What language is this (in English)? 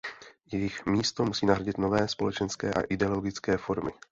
Czech